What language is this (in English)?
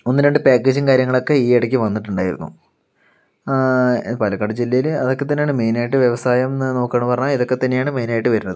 Malayalam